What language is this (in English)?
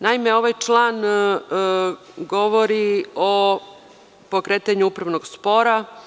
Serbian